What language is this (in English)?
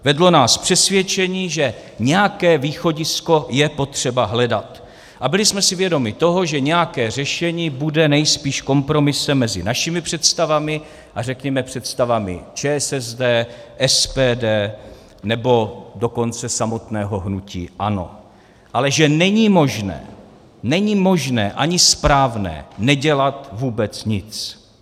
Czech